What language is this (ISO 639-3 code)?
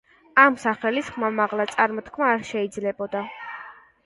kat